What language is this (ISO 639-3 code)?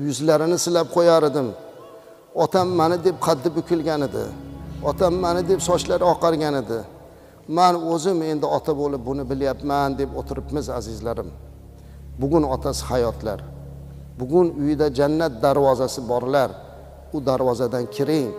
tur